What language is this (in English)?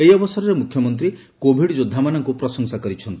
Odia